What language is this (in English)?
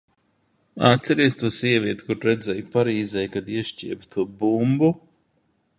Latvian